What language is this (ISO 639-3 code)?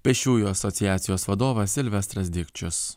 lit